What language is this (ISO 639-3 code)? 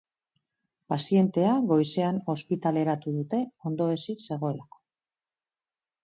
eus